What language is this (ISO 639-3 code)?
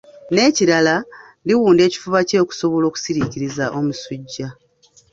lug